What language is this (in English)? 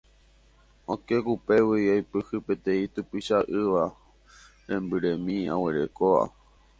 Guarani